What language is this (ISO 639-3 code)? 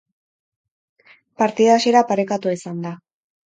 eus